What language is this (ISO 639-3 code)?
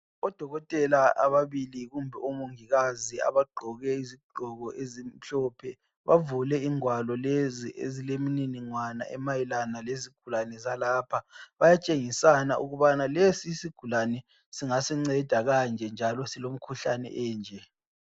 nde